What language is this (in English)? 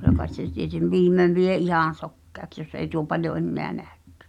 Finnish